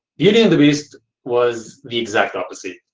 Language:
English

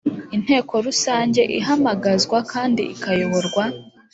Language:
Kinyarwanda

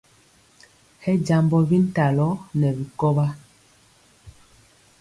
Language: Mpiemo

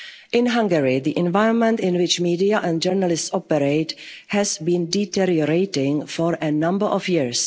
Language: English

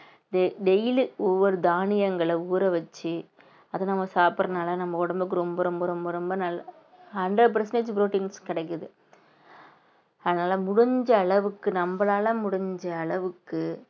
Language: Tamil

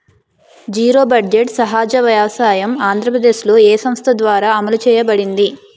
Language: Telugu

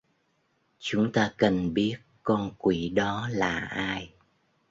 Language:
Vietnamese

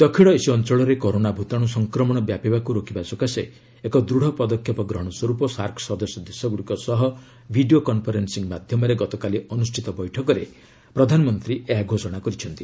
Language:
Odia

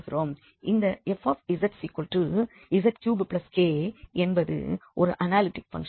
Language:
Tamil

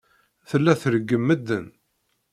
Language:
Kabyle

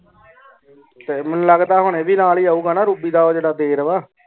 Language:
Punjabi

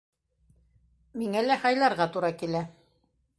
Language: Bashkir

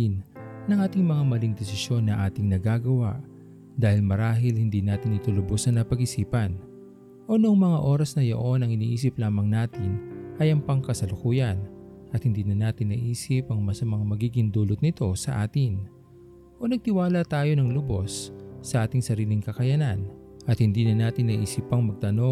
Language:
Filipino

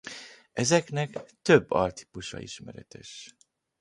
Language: Hungarian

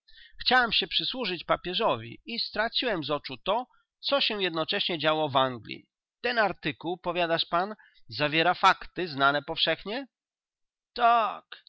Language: Polish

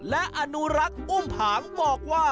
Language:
Thai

